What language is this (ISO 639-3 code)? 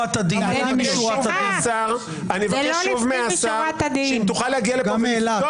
heb